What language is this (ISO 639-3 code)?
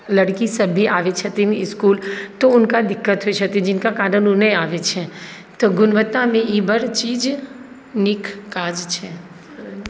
mai